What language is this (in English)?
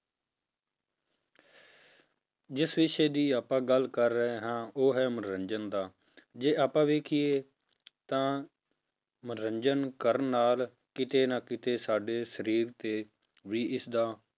Punjabi